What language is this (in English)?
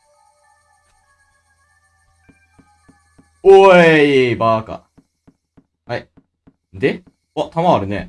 Japanese